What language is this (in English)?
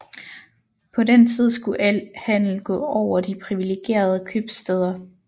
Danish